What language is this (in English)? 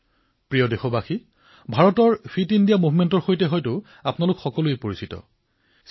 Assamese